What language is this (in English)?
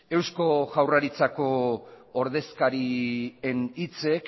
Basque